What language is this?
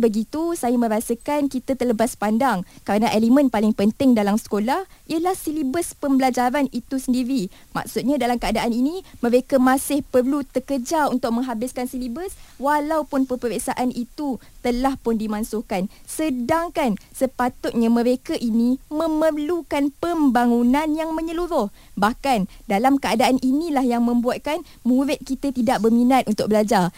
Malay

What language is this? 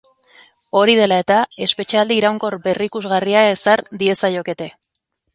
Basque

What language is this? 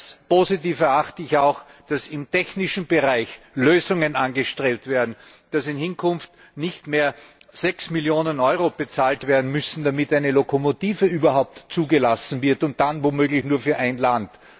German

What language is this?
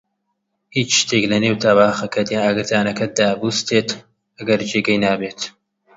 Central Kurdish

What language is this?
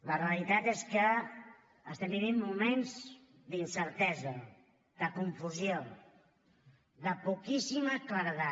Catalan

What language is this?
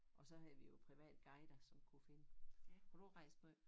Danish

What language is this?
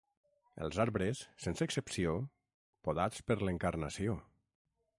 Catalan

